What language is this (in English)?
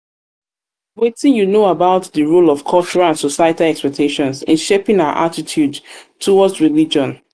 Nigerian Pidgin